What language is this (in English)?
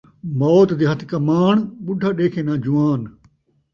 Saraiki